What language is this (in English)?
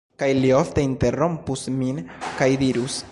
Esperanto